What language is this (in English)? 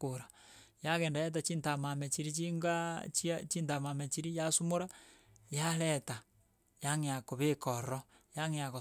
Gusii